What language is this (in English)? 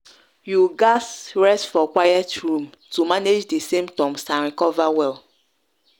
Nigerian Pidgin